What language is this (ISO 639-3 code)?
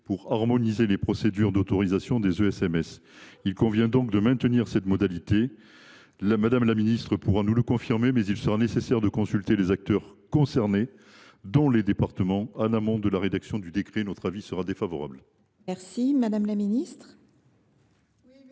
fra